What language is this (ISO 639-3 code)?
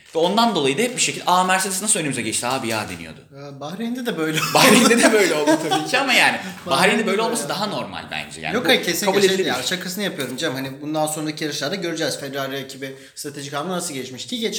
tur